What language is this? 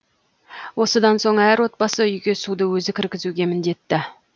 Kazakh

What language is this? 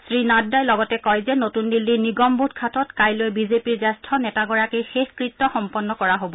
Assamese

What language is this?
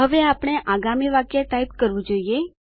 Gujarati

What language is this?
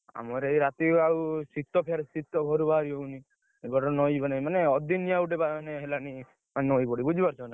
Odia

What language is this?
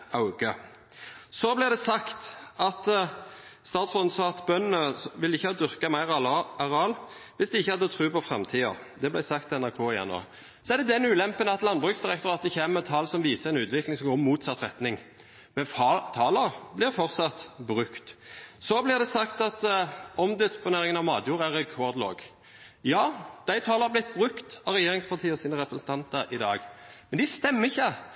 Norwegian Bokmål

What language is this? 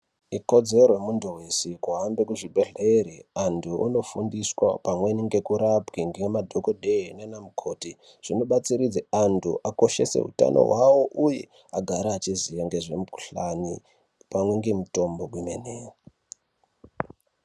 Ndau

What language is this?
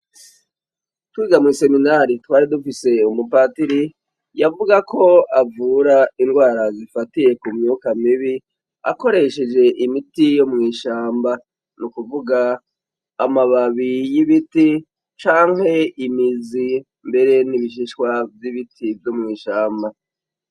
Rundi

